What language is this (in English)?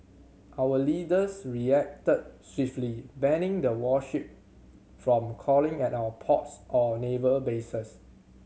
English